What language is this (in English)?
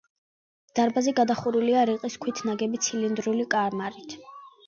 Georgian